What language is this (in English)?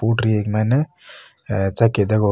Marwari